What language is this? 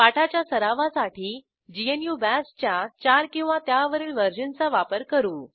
Marathi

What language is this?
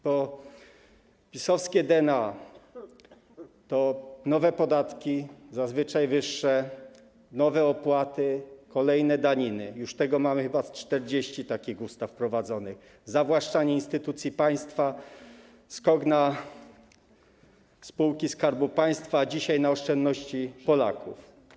Polish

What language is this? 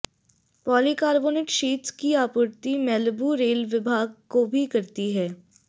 Hindi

